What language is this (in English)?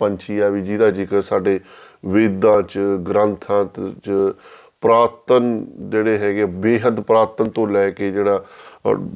Punjabi